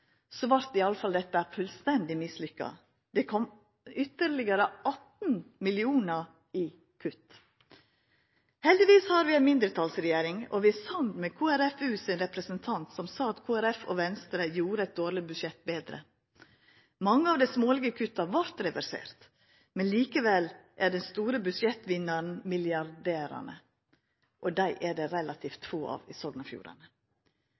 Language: Norwegian Nynorsk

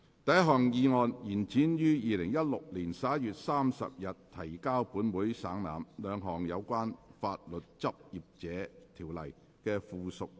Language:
Cantonese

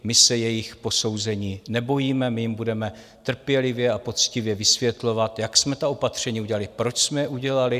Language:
Czech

